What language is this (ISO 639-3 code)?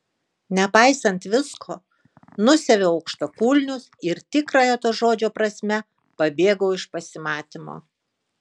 lit